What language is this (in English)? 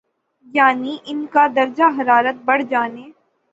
Urdu